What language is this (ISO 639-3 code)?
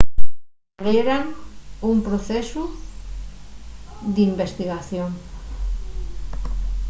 ast